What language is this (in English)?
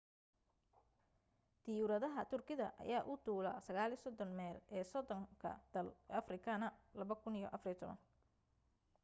Somali